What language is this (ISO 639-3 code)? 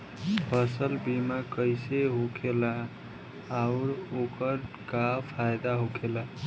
bho